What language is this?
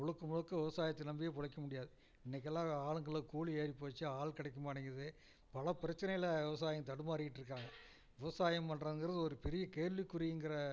Tamil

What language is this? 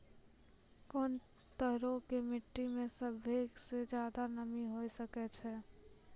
Maithili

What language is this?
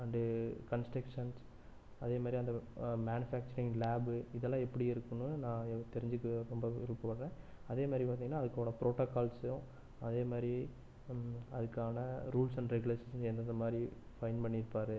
Tamil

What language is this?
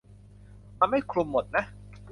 Thai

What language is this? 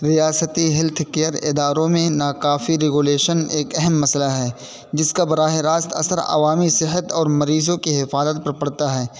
Urdu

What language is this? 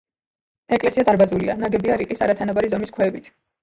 Georgian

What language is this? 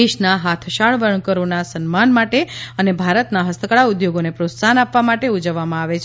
Gujarati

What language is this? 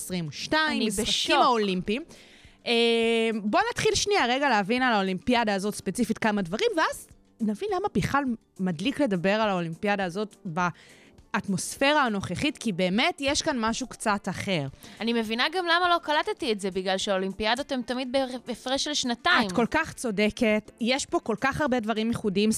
Hebrew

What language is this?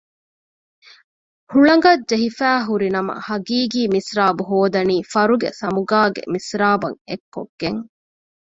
Divehi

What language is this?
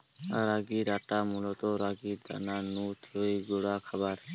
Bangla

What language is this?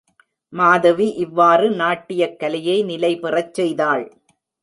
Tamil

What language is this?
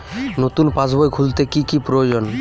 Bangla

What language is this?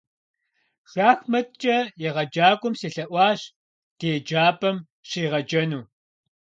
Kabardian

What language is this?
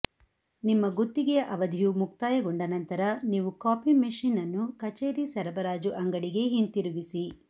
Kannada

